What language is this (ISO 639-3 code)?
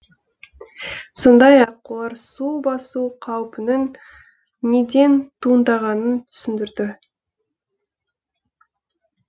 kaz